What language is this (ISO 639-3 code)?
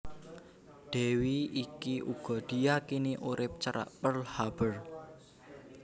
jav